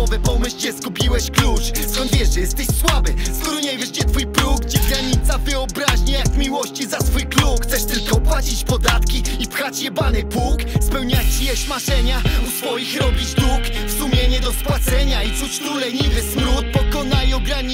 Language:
Polish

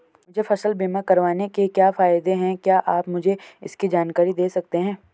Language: Hindi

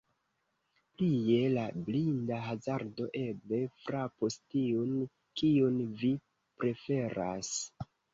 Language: Esperanto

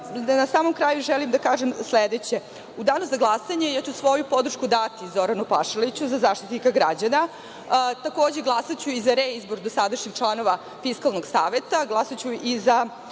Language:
Serbian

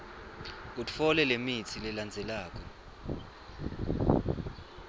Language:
Swati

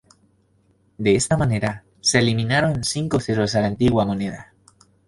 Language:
Spanish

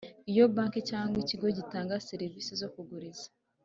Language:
Kinyarwanda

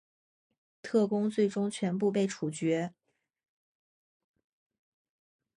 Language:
Chinese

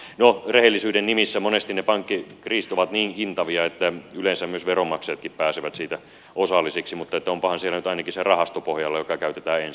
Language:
Finnish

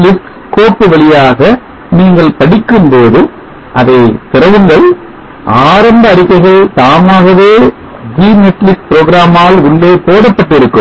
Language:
Tamil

